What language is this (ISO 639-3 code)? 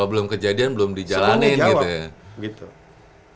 ind